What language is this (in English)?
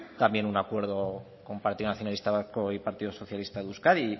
Spanish